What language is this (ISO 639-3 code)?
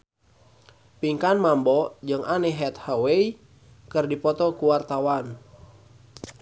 sun